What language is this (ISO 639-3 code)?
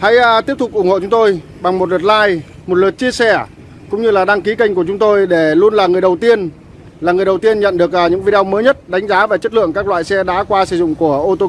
vie